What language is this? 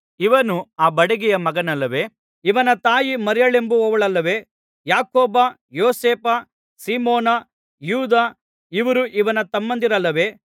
Kannada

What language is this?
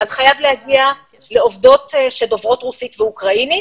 Hebrew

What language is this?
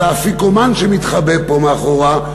Hebrew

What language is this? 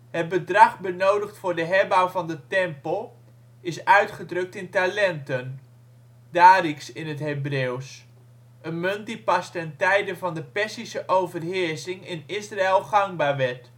Dutch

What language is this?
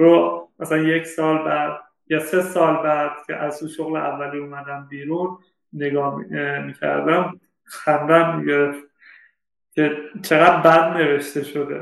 Persian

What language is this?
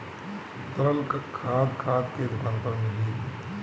Bhojpuri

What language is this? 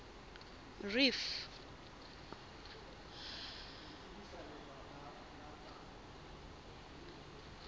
Southern Sotho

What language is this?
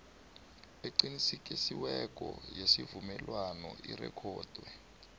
South Ndebele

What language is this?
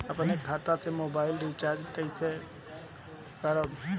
Bhojpuri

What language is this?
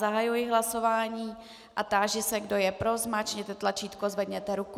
Czech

